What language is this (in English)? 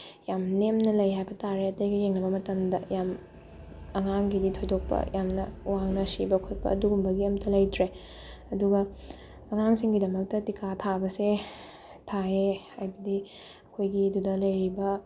Manipuri